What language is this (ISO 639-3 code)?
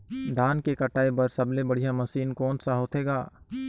hne